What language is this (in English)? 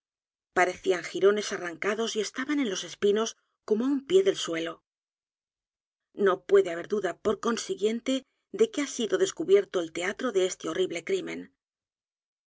Spanish